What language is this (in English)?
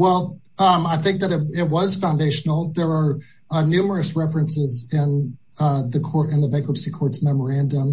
English